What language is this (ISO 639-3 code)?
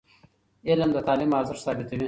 pus